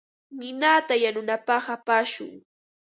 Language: Ambo-Pasco Quechua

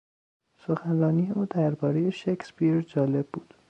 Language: Persian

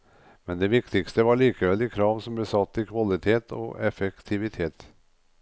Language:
Norwegian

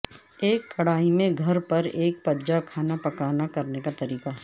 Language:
Urdu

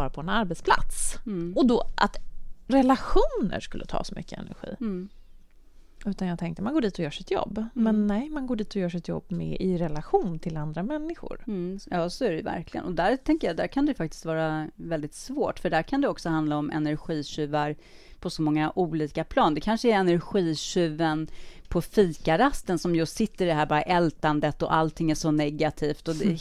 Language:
Swedish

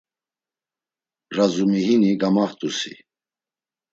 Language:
Laz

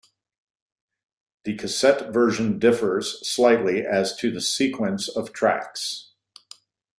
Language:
English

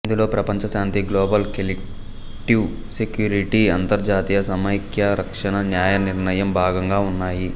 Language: Telugu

